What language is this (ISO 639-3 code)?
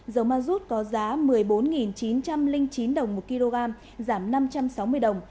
vie